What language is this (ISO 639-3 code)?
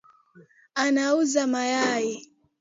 swa